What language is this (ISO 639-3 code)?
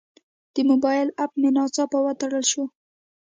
pus